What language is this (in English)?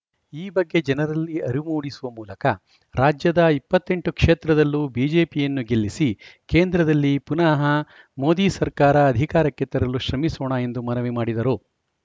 Kannada